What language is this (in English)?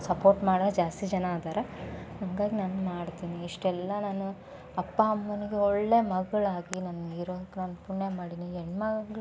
Kannada